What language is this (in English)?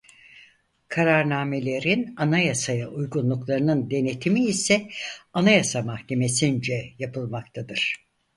Turkish